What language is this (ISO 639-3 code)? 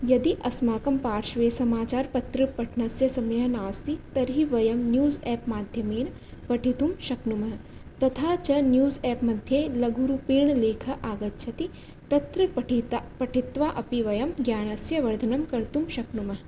san